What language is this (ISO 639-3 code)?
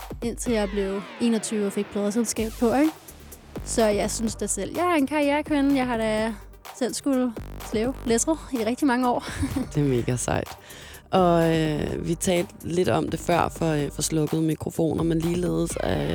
dan